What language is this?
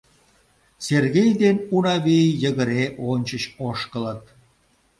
Mari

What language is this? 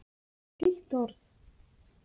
Icelandic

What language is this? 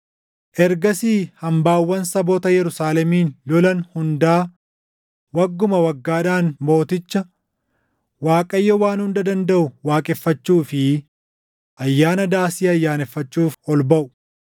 Oromo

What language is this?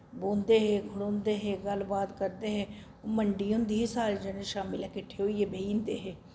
Dogri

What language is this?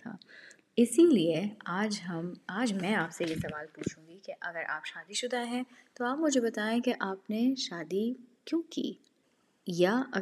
Urdu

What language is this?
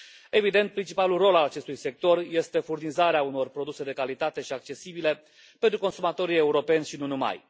Romanian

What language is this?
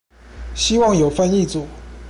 Chinese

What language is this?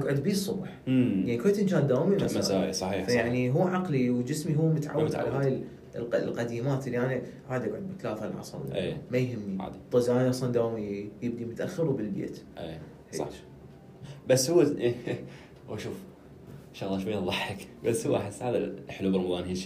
Arabic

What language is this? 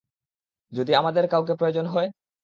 Bangla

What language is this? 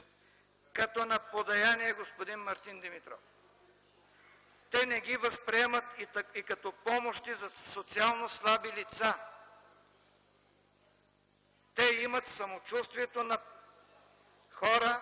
Bulgarian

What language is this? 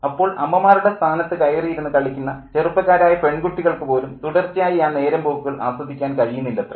Malayalam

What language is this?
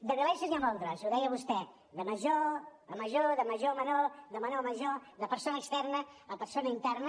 Catalan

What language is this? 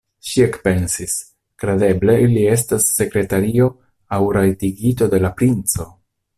Esperanto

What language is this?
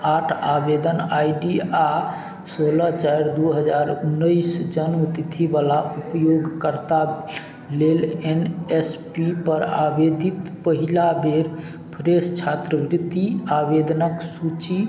Maithili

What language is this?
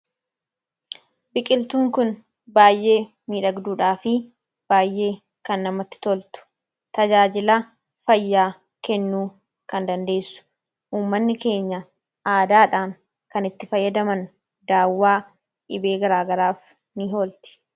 Oromo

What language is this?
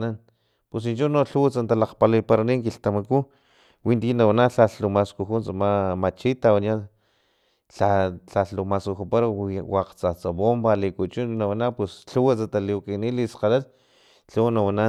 Filomena Mata-Coahuitlán Totonac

